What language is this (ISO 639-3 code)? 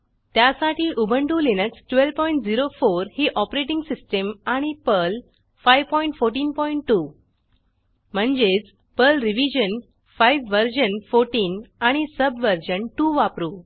mar